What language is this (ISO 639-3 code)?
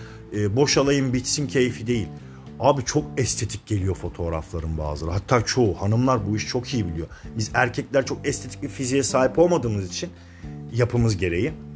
tur